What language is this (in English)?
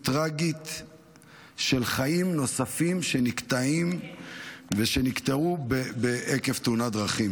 Hebrew